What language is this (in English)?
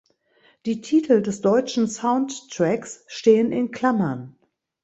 German